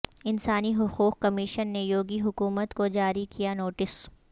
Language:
Urdu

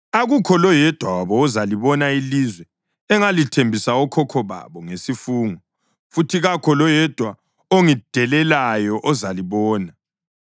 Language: North Ndebele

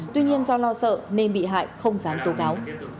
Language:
Vietnamese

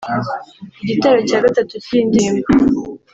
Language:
Kinyarwanda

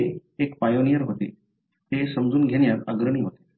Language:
Marathi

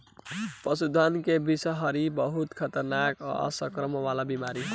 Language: Bhojpuri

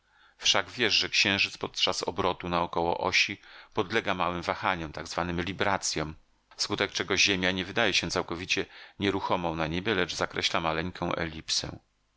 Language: Polish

